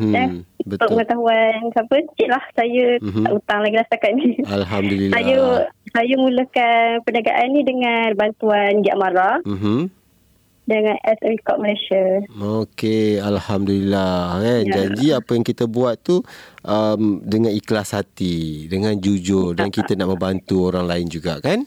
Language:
Malay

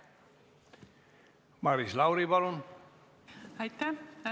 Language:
Estonian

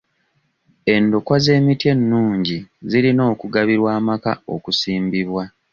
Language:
Ganda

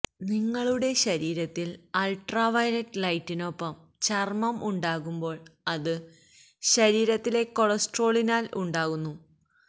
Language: Malayalam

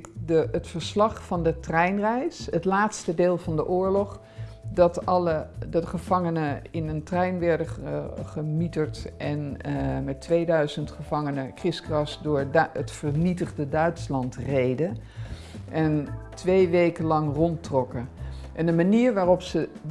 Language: Dutch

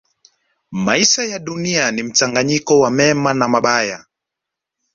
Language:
Swahili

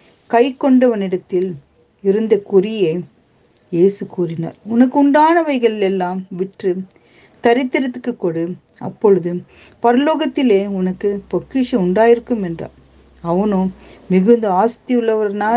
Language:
Tamil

